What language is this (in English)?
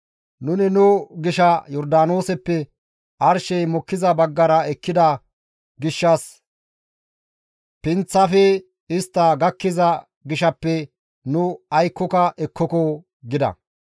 Gamo